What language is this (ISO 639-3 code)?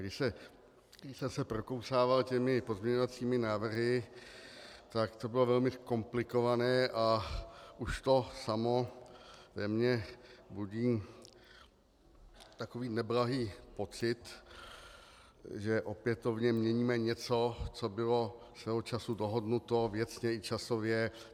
ces